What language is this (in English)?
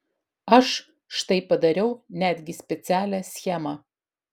Lithuanian